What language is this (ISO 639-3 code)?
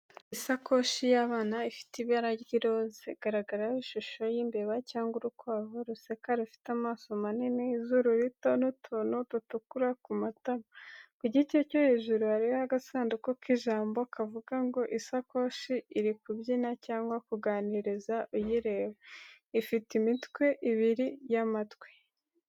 kin